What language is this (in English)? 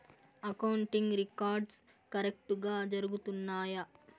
Telugu